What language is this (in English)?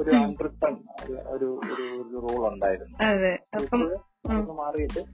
Malayalam